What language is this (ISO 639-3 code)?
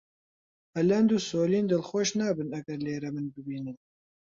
ckb